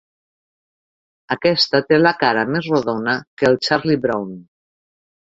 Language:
Catalan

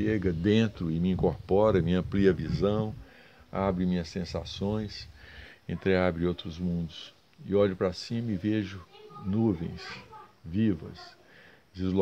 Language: Portuguese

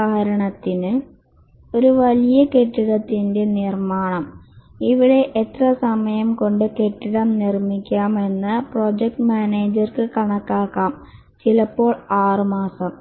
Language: Malayalam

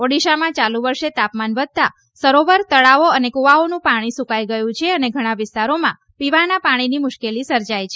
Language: Gujarati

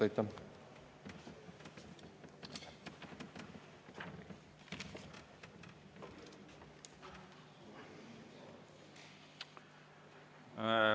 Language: Estonian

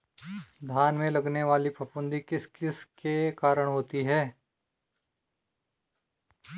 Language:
Hindi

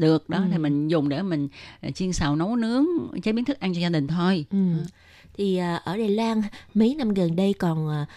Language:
Vietnamese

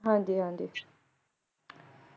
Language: Punjabi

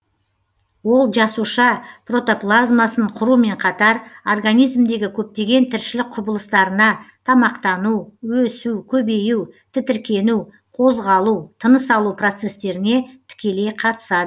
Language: Kazakh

